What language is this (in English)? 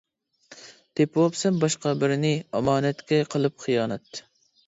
Uyghur